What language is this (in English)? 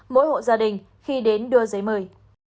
Vietnamese